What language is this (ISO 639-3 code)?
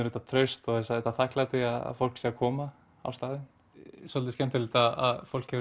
isl